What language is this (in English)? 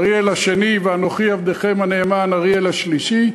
Hebrew